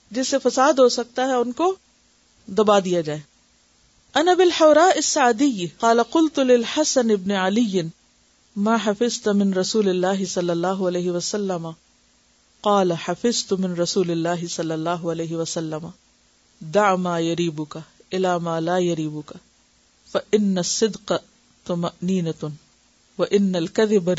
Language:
Urdu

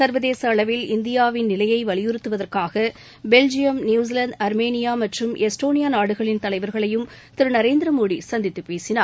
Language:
Tamil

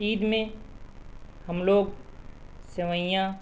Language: Urdu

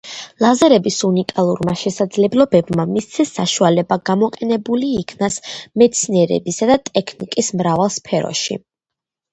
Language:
Georgian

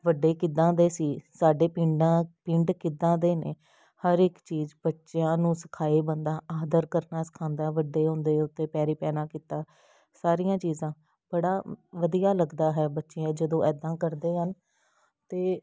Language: Punjabi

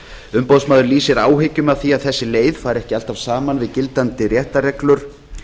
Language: Icelandic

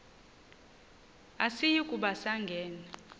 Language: Xhosa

